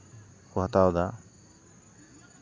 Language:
Santali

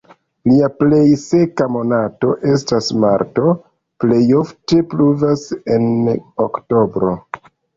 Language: Esperanto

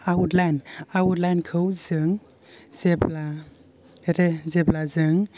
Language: Bodo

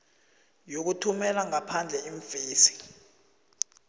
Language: South Ndebele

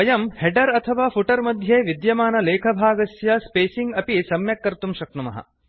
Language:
Sanskrit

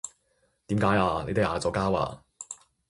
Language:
Cantonese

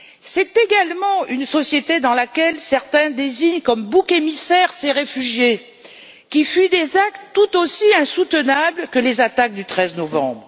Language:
French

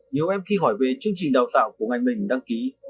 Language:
Vietnamese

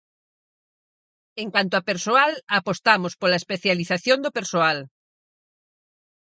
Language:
Galician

